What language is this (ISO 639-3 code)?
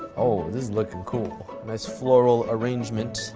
eng